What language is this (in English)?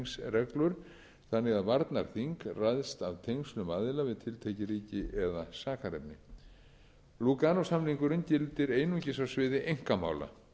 Icelandic